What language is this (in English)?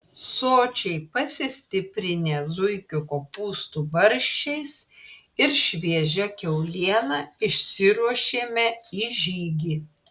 Lithuanian